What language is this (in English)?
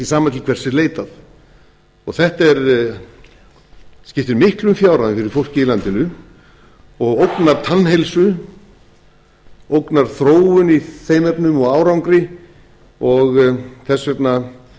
Icelandic